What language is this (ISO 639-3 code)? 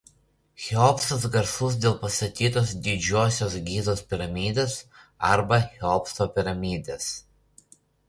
lit